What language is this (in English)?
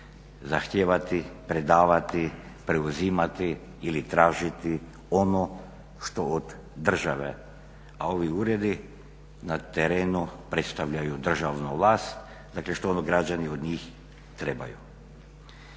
Croatian